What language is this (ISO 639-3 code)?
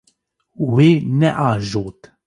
kur